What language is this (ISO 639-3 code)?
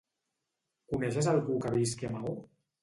cat